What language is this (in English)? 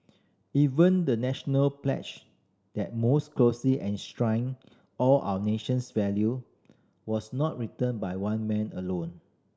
English